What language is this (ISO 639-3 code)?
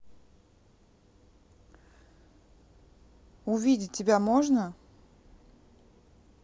rus